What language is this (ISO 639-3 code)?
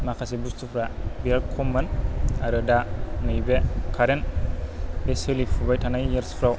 brx